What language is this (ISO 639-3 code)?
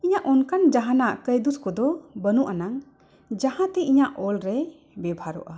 sat